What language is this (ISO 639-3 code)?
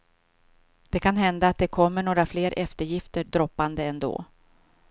swe